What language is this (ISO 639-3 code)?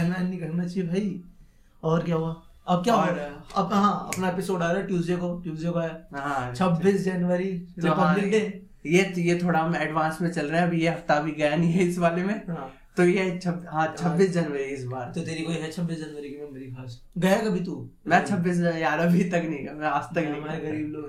hin